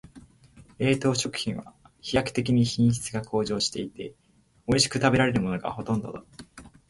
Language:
Japanese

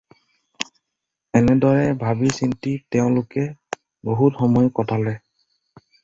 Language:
Assamese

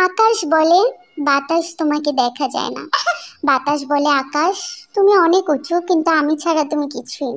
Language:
Turkish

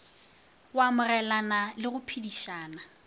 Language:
Northern Sotho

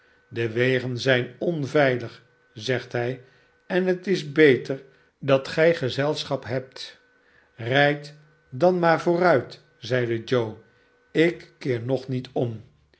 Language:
Dutch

